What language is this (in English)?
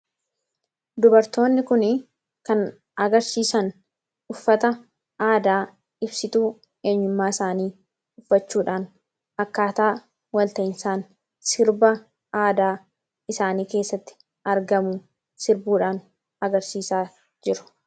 Oromo